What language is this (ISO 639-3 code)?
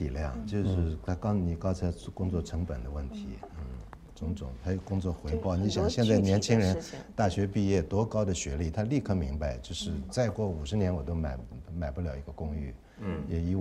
zho